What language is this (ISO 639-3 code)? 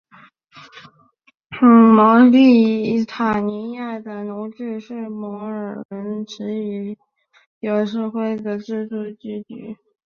zho